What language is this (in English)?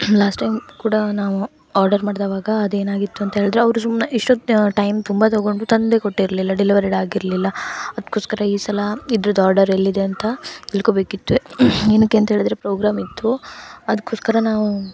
Kannada